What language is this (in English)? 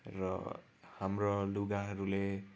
Nepali